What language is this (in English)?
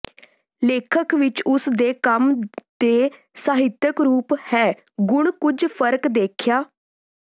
Punjabi